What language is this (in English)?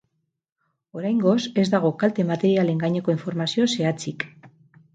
Basque